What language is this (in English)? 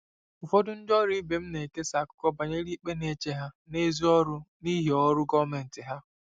Igbo